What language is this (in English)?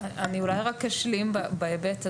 Hebrew